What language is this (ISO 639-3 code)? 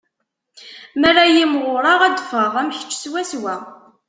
kab